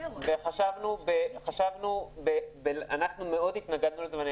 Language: Hebrew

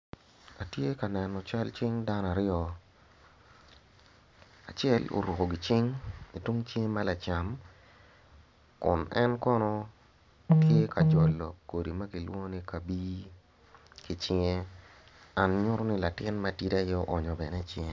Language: Acoli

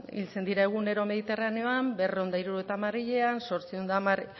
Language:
Basque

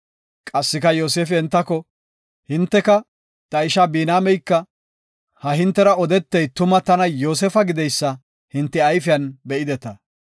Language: Gofa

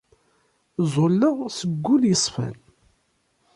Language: Kabyle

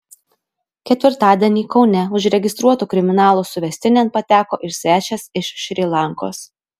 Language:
Lithuanian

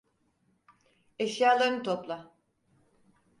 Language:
Turkish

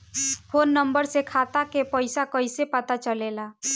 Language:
Bhojpuri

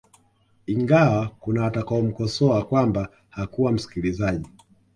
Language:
Swahili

